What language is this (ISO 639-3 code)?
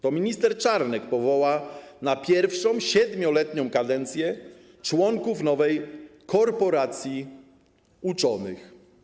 pol